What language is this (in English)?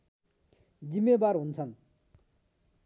Nepali